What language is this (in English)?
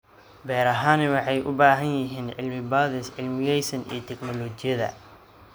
Somali